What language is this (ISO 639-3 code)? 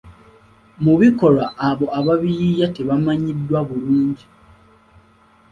lug